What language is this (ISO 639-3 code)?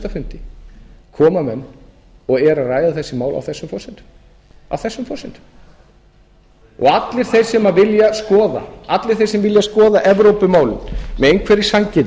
isl